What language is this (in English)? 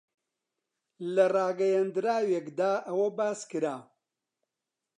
Central Kurdish